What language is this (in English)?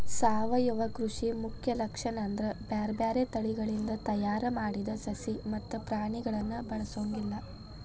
Kannada